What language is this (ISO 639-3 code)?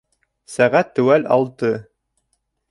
bak